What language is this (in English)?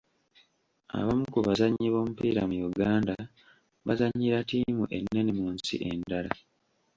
Ganda